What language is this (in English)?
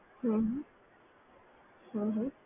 Gujarati